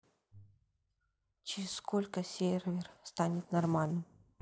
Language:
Russian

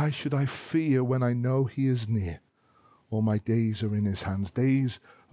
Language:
English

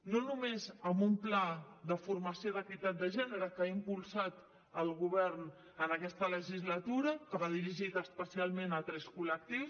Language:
Catalan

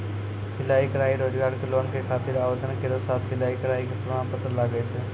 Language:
Maithili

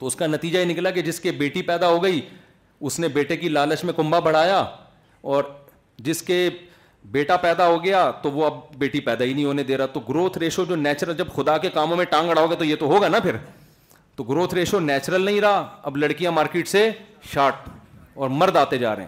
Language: Urdu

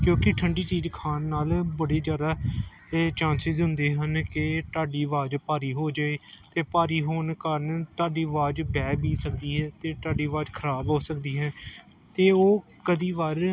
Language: Punjabi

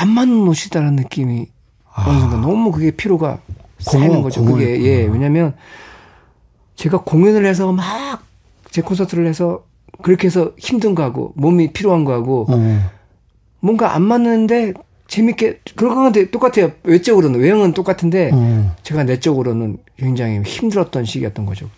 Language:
Korean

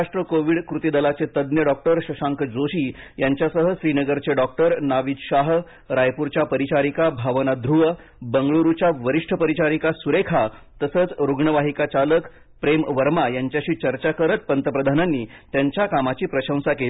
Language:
Marathi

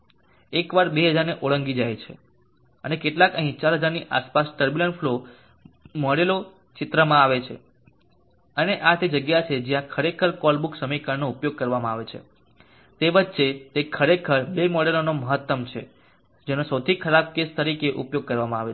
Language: Gujarati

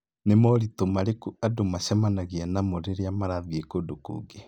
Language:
Kikuyu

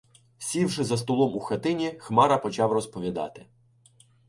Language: Ukrainian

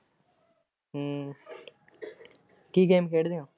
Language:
Punjabi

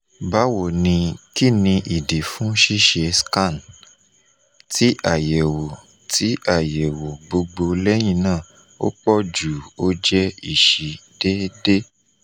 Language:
Yoruba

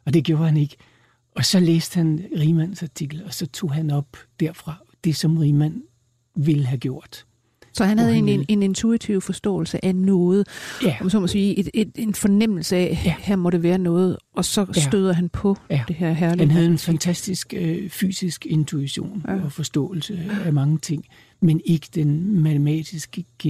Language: Danish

